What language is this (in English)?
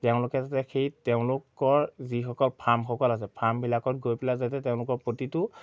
Assamese